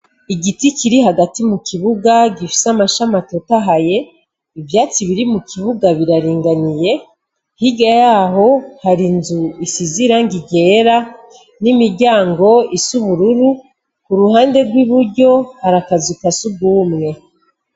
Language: Rundi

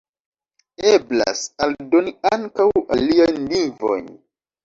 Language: Esperanto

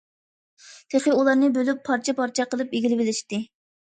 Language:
Uyghur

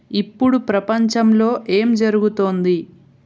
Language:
Telugu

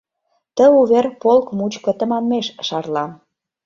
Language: Mari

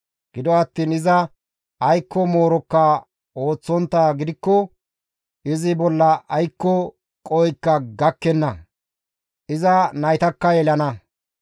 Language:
Gamo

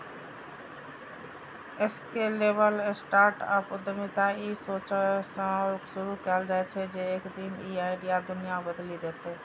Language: Maithili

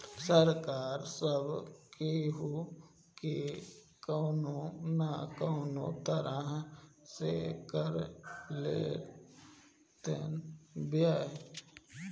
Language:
Bhojpuri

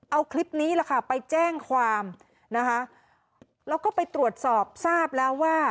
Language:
Thai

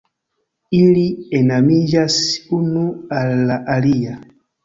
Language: Esperanto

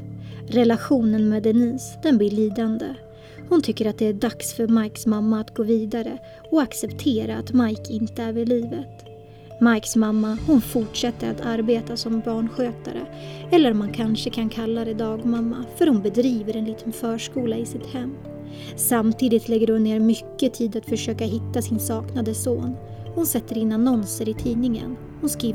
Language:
Swedish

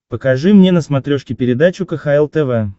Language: Russian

